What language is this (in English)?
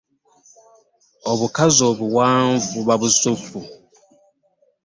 Ganda